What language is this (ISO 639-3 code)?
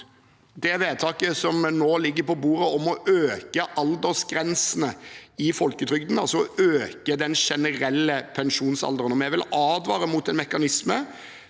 nor